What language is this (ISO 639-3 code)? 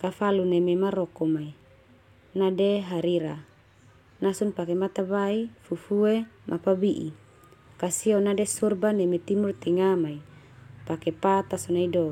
twu